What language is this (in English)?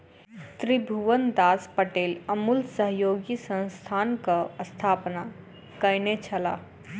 Maithili